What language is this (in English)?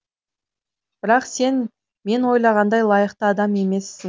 Kazakh